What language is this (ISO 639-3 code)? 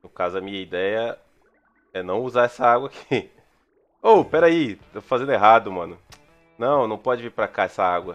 por